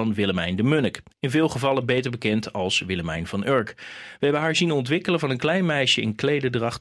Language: Dutch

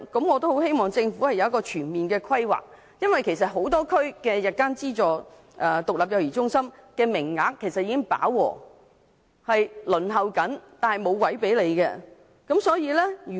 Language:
Cantonese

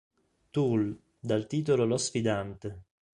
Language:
Italian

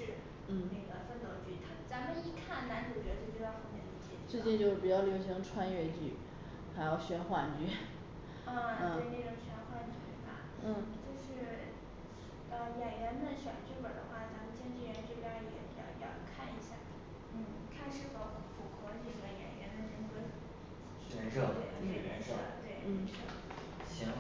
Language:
Chinese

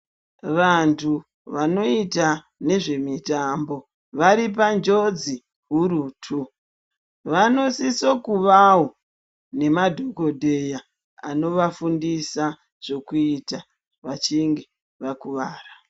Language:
Ndau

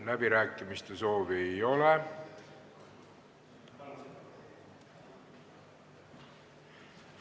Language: Estonian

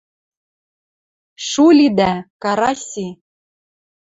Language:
Western Mari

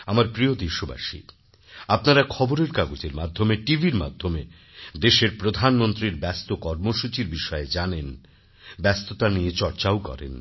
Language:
Bangla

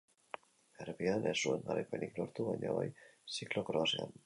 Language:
Basque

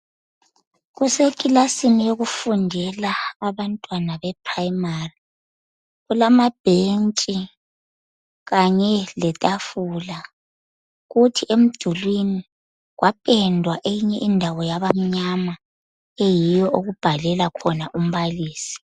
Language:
North Ndebele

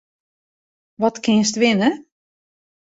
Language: Western Frisian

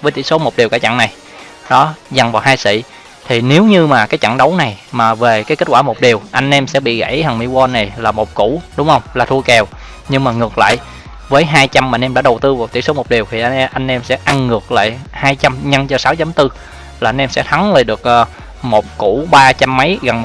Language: Vietnamese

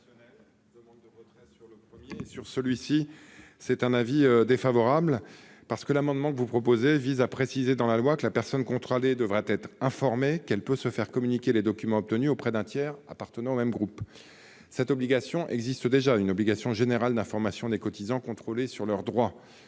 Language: French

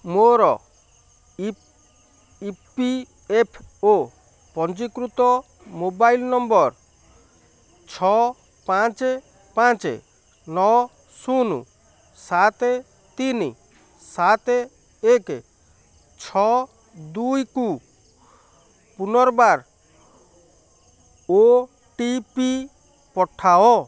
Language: Odia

